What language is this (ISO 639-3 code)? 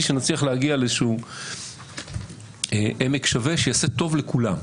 heb